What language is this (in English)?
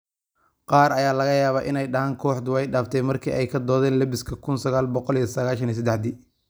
Somali